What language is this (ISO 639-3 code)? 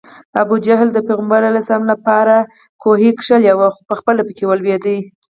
pus